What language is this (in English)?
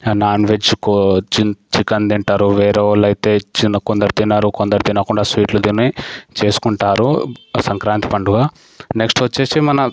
Telugu